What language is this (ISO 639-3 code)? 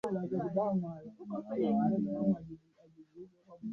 swa